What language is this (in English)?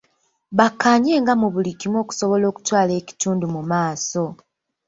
Ganda